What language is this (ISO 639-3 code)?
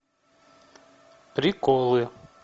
rus